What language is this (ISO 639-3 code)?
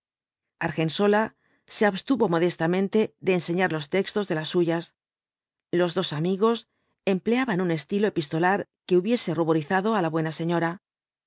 spa